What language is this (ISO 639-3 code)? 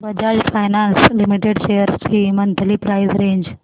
mar